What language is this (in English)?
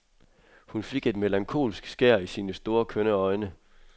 Danish